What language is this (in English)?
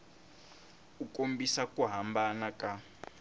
Tsonga